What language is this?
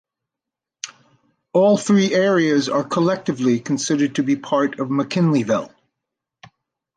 English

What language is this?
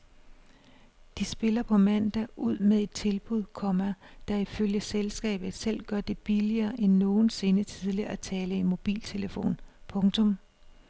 Danish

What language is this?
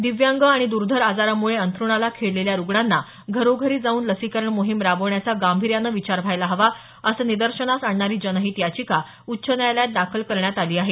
Marathi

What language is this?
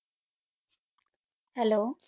Punjabi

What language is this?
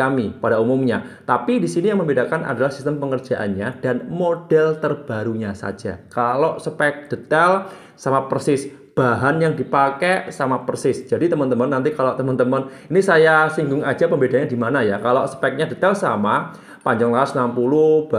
Indonesian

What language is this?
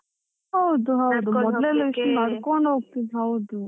Kannada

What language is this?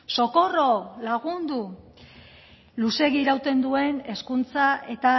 Basque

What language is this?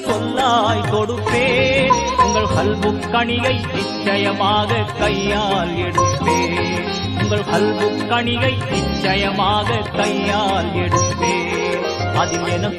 Tamil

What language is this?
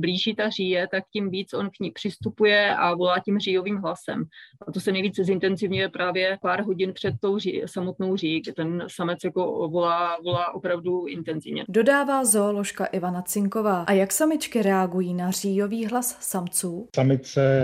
Czech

